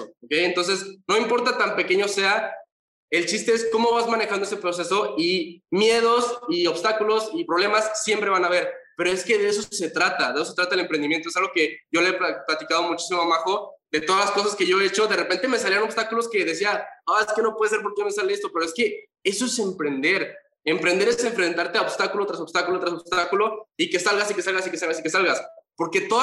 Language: Spanish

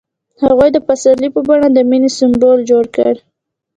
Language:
Pashto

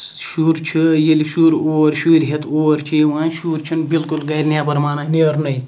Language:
Kashmiri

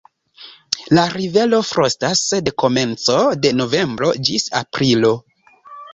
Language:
Esperanto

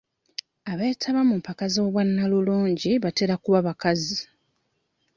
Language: Ganda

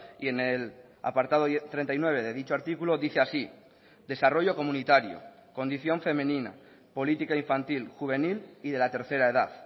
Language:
Spanish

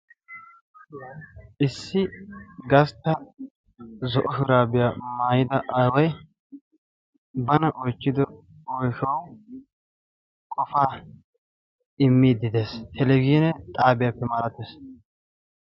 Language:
Wolaytta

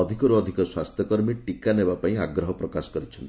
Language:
Odia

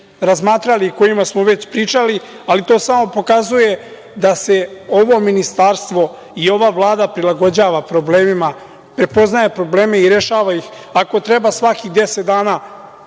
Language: Serbian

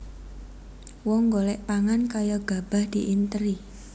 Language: Javanese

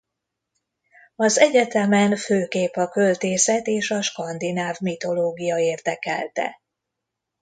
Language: Hungarian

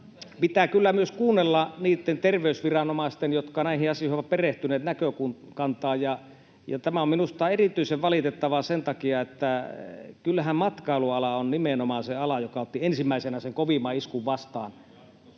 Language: Finnish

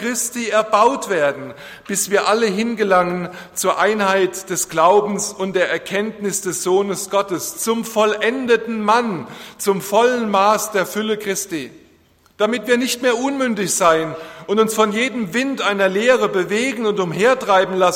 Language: German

